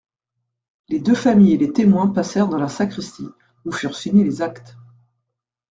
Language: French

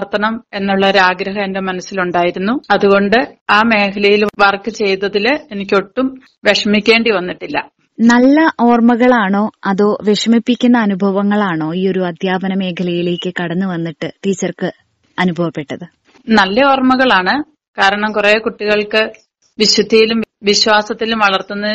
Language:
Malayalam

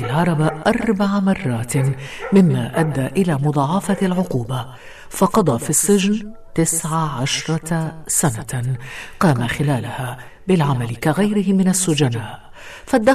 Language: Arabic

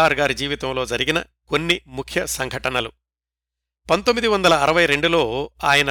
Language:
Telugu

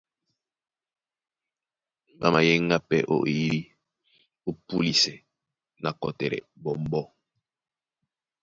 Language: Duala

